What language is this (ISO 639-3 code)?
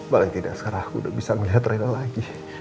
ind